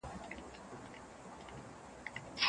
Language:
Pashto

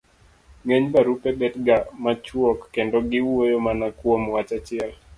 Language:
Luo (Kenya and Tanzania)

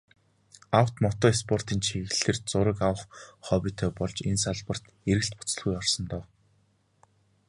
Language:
Mongolian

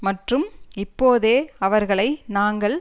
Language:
Tamil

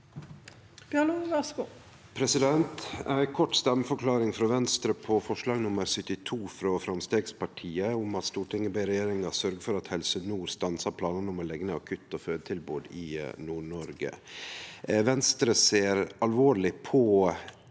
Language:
Norwegian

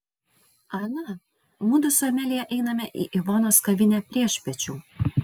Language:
Lithuanian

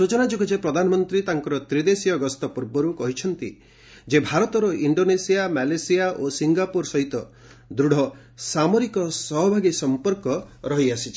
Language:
Odia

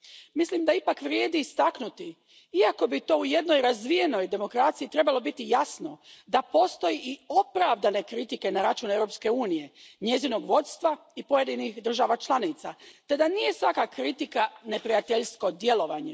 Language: Croatian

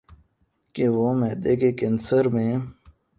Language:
Urdu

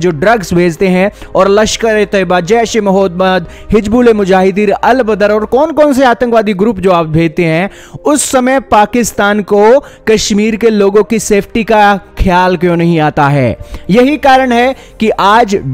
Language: Hindi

